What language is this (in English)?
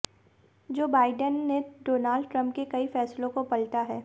Hindi